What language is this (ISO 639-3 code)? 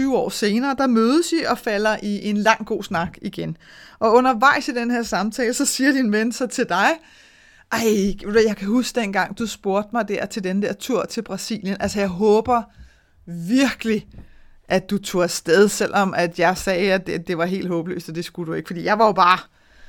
dan